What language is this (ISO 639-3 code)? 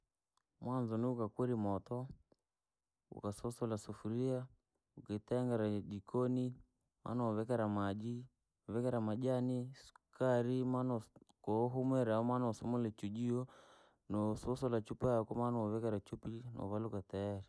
lag